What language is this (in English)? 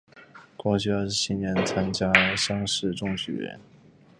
Chinese